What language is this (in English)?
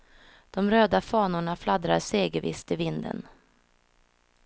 Swedish